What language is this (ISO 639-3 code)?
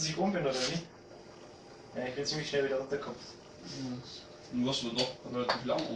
deu